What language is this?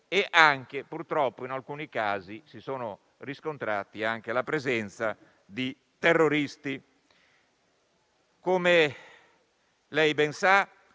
Italian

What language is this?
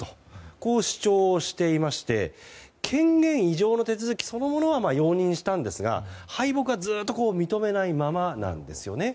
Japanese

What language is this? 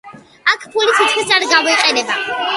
Georgian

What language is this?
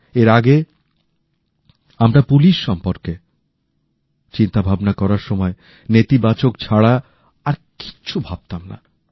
Bangla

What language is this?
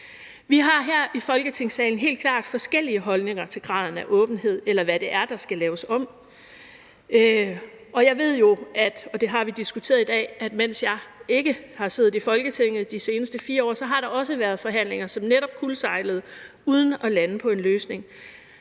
Danish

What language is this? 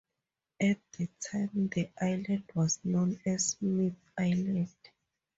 English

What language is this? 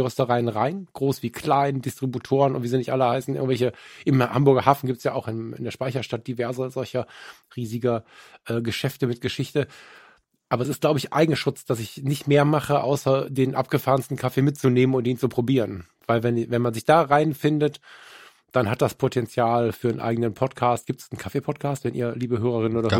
German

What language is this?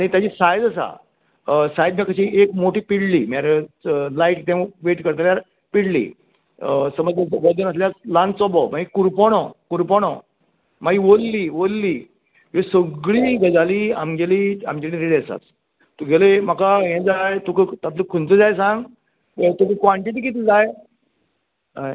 Konkani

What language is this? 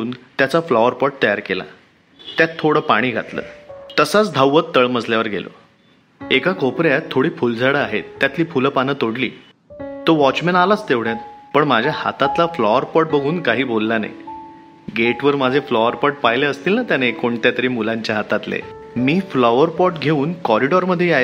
Marathi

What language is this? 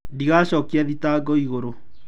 Kikuyu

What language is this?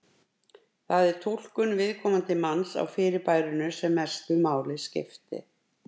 Icelandic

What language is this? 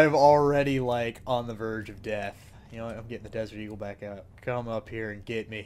English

